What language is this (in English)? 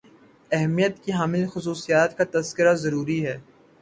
Urdu